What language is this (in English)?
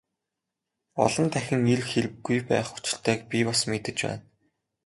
Mongolian